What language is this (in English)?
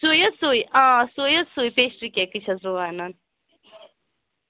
Kashmiri